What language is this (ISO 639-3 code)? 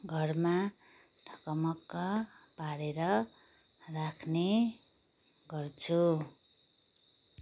nep